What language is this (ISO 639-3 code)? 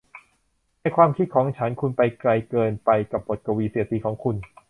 tha